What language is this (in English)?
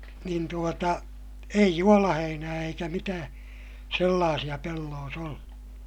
Finnish